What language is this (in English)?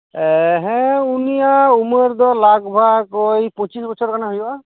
Santali